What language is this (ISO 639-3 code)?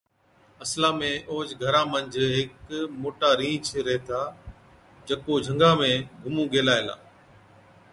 odk